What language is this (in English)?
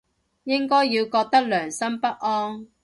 Cantonese